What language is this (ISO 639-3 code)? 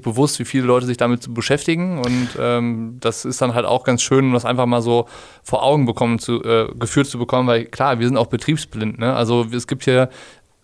deu